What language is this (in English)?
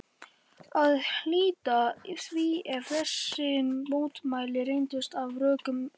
Icelandic